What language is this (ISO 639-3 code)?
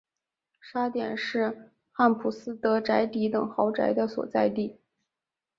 zho